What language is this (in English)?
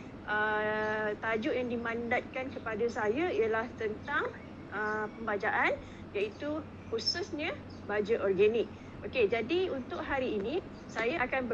Malay